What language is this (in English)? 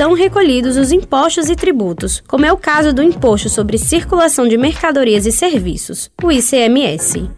Portuguese